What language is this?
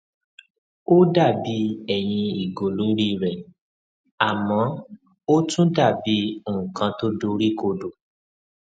Yoruba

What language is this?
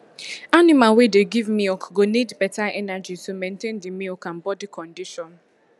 Nigerian Pidgin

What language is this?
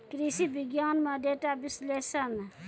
Maithili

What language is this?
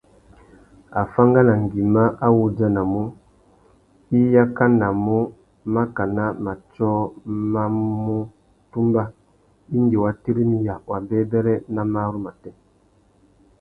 Tuki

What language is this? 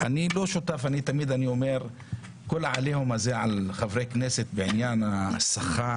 Hebrew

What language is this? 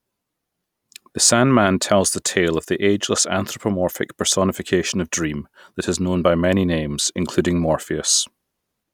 English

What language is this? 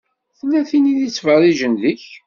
Kabyle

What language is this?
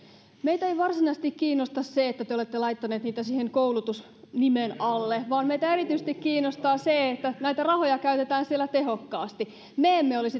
Finnish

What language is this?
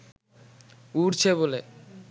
Bangla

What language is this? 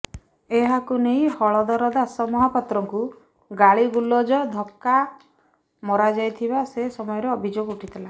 Odia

